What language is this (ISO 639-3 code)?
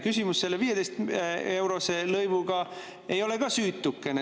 est